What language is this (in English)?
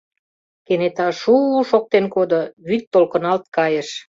Mari